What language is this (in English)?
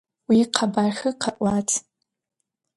Adyghe